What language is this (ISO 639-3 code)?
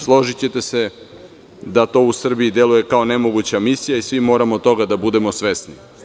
srp